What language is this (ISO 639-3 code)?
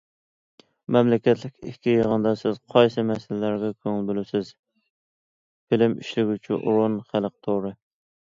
uig